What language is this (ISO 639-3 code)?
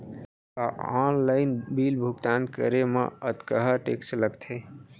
hne